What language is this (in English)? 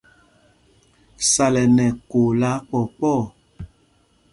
Mpumpong